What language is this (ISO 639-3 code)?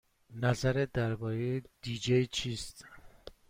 fas